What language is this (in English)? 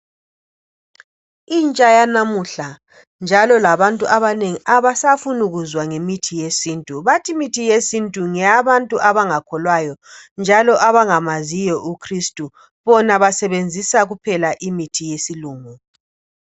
North Ndebele